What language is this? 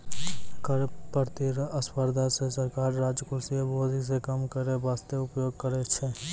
Maithili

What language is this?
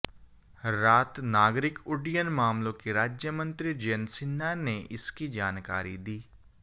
Hindi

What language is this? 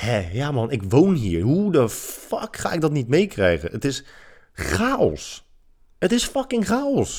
Dutch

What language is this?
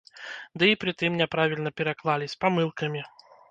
Belarusian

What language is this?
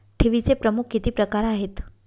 Marathi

